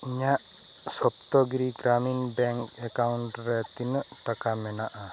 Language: Santali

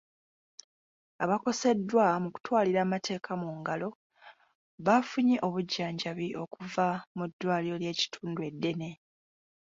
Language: Ganda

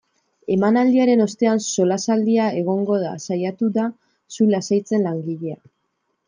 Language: Basque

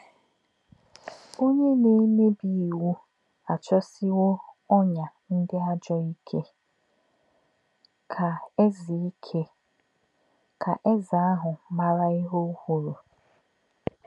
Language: Igbo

